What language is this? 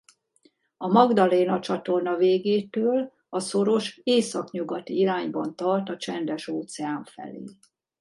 Hungarian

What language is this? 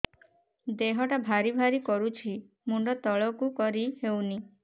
Odia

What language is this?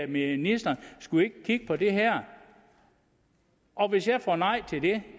Danish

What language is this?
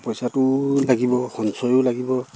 Assamese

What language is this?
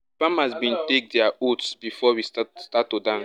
Nigerian Pidgin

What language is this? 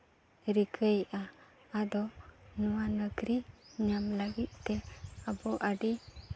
Santali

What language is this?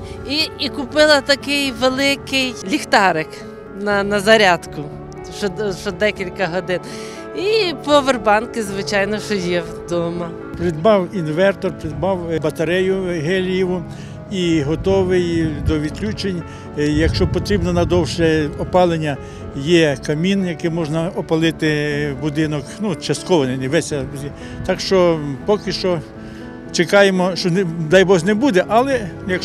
Ukrainian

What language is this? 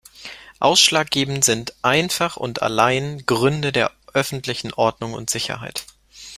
German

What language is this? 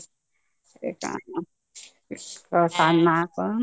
Odia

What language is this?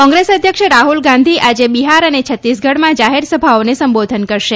Gujarati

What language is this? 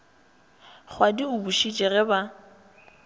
Northern Sotho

